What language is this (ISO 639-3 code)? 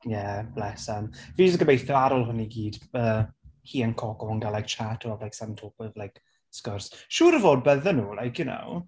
cym